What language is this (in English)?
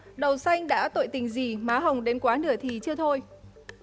Vietnamese